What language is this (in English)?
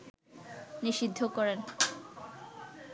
Bangla